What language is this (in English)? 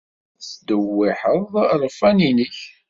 Kabyle